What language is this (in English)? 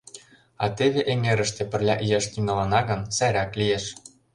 Mari